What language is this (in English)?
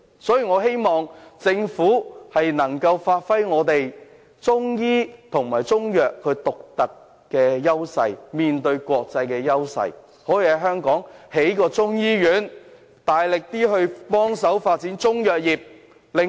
Cantonese